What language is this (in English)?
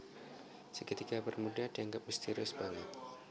Javanese